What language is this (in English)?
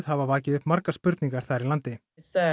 Icelandic